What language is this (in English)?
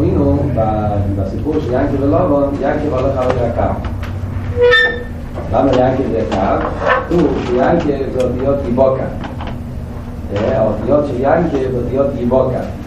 Hebrew